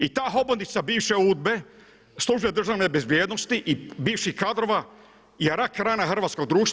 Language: Croatian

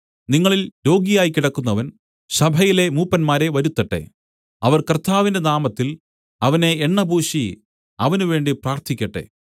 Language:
Malayalam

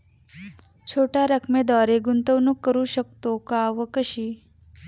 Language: Marathi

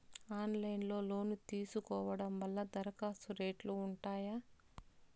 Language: Telugu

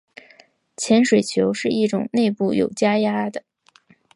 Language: Chinese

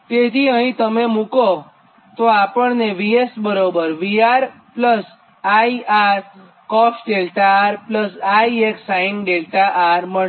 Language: Gujarati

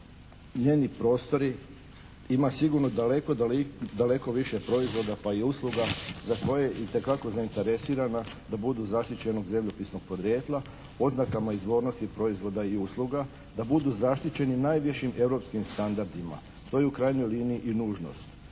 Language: Croatian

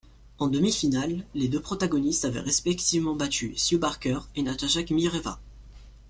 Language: French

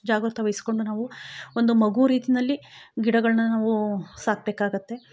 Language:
Kannada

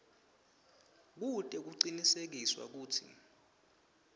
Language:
Swati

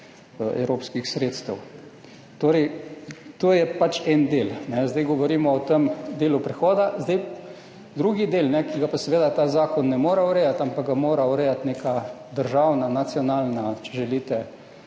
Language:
Slovenian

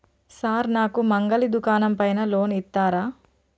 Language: Telugu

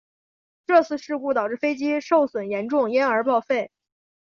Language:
Chinese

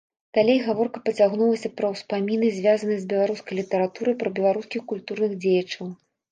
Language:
Belarusian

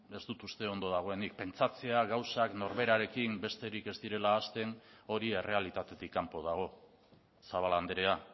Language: Basque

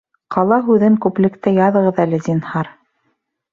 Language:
Bashkir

